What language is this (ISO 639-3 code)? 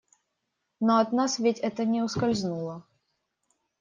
rus